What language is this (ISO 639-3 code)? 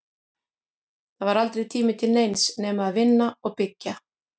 isl